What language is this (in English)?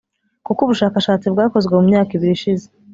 Kinyarwanda